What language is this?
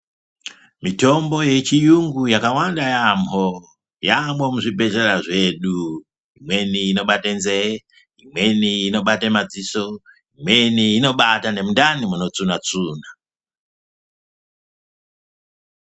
Ndau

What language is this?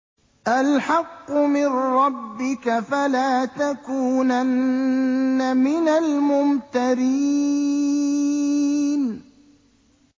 Arabic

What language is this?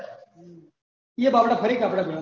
Gujarati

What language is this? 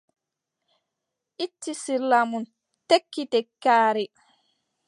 Adamawa Fulfulde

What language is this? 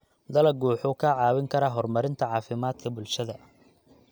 Somali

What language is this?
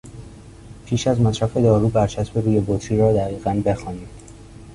Persian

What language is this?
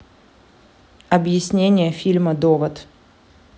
Russian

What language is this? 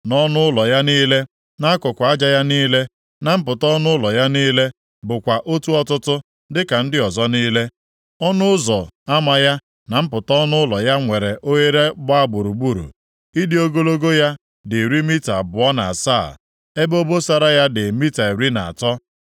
Igbo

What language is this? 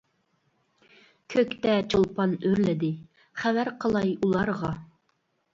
Uyghur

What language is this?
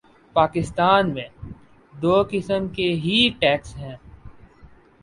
Urdu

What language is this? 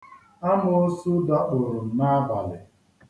Igbo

